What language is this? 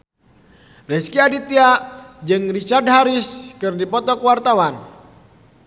Sundanese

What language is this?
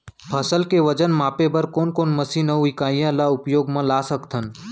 Chhattisgarhi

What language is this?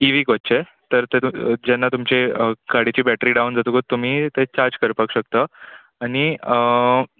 Konkani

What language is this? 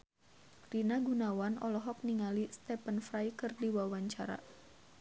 Sundanese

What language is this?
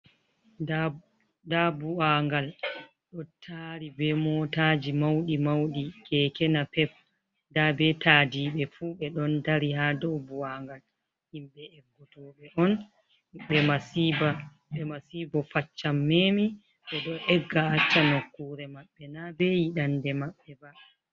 Fula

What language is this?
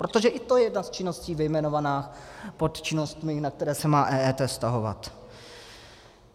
Czech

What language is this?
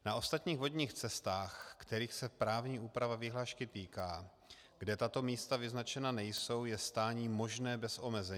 Czech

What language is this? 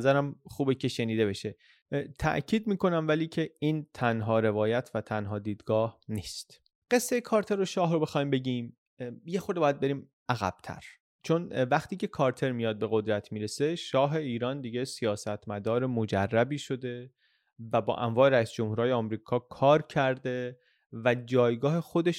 Persian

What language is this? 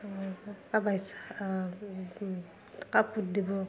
Assamese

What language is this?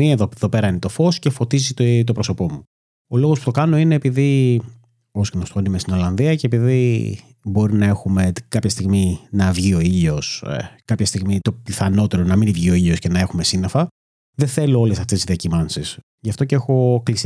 Greek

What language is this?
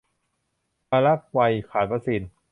Thai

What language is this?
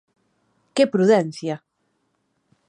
Galician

